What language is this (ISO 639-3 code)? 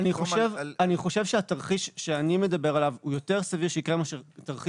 heb